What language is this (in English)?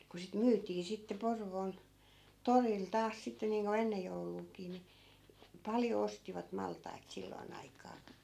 Finnish